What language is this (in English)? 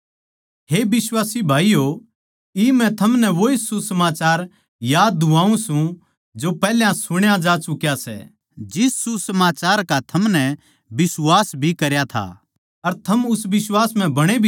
Haryanvi